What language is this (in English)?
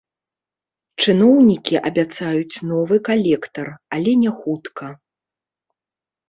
Belarusian